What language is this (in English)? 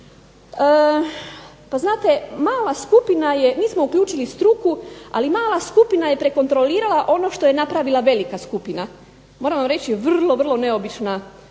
Croatian